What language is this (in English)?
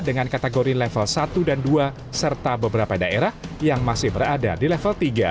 Indonesian